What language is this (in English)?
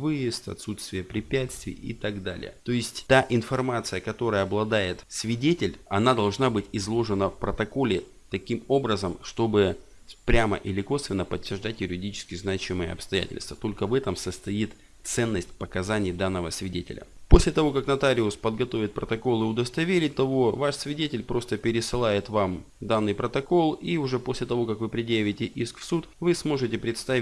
Russian